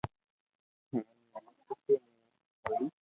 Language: Loarki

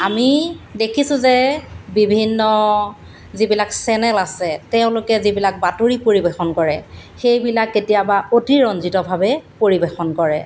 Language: Assamese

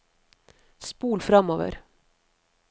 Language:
Norwegian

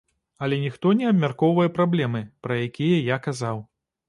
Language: Belarusian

